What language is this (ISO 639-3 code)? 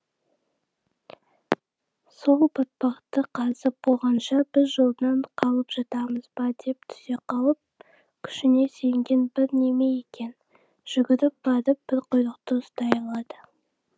kaz